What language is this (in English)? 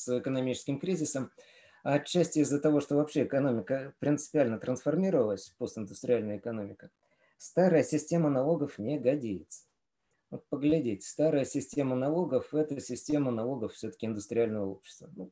Russian